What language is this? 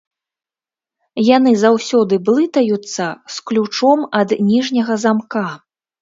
Belarusian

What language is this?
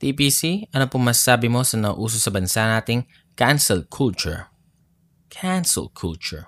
Filipino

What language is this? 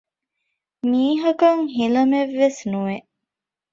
Divehi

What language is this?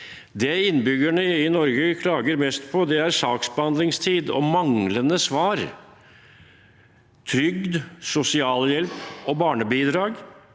Norwegian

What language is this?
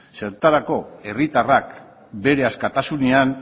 Basque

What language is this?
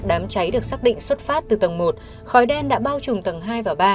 Vietnamese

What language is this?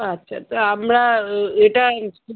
Bangla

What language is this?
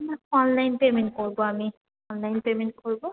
Bangla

